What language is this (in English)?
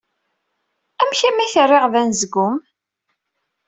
Kabyle